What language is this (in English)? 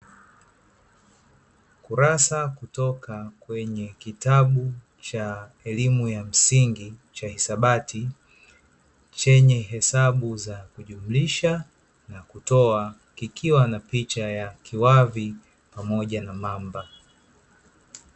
Swahili